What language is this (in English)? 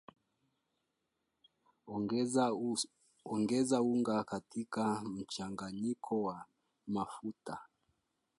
Swahili